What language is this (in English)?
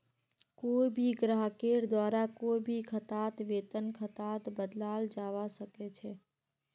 Magahi